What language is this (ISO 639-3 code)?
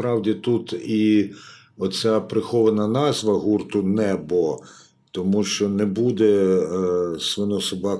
ukr